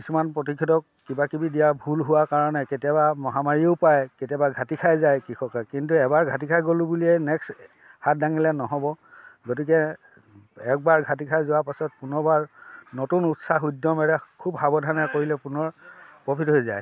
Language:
Assamese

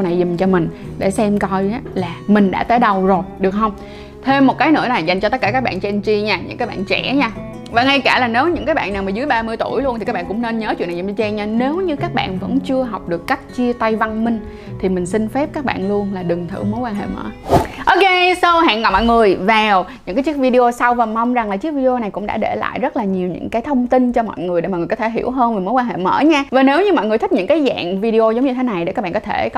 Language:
Vietnamese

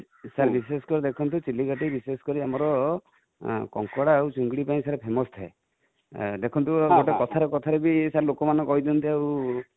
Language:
Odia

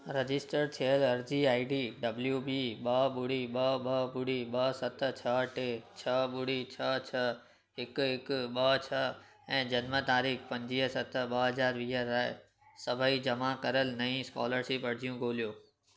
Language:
Sindhi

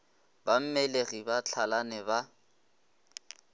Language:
Northern Sotho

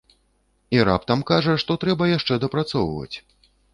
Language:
Belarusian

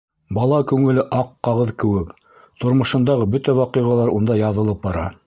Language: Bashkir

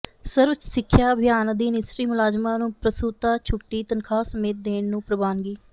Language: Punjabi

